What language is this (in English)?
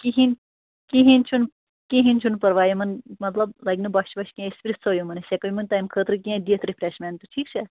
Kashmiri